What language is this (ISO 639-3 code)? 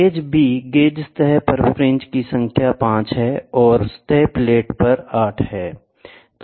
hin